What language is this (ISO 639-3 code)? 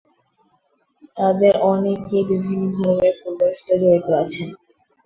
ben